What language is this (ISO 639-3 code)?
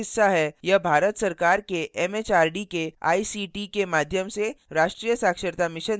hin